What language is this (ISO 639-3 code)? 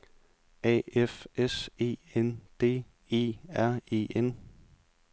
dan